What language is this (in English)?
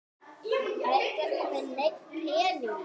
Icelandic